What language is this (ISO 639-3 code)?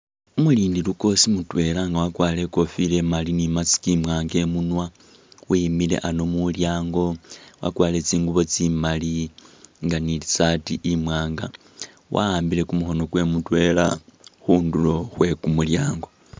myx